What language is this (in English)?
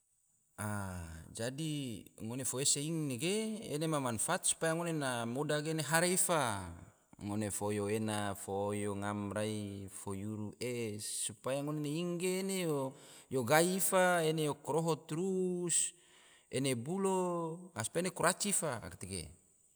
Tidore